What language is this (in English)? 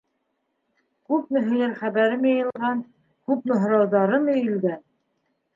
Bashkir